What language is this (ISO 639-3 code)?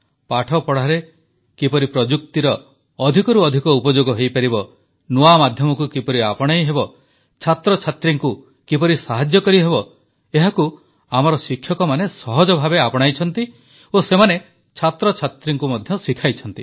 ori